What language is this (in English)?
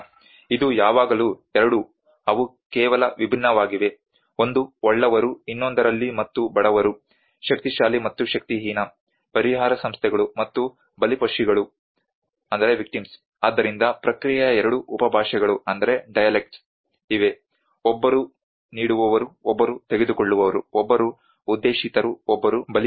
Kannada